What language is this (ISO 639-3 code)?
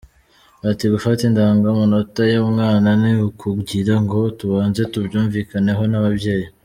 kin